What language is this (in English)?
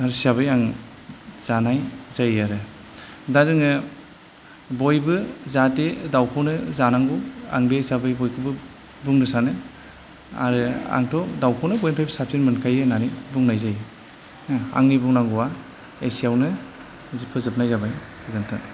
Bodo